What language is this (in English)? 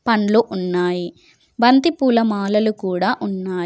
Telugu